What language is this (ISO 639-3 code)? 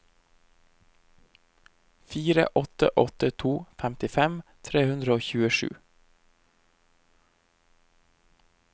nor